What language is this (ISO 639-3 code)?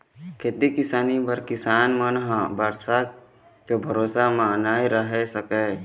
hne